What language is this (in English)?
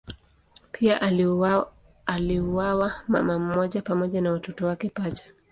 Swahili